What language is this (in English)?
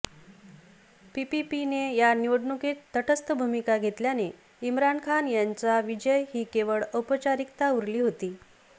Marathi